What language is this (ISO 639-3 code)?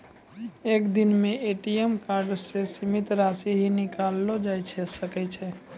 mai